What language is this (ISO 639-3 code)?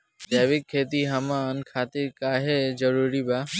bho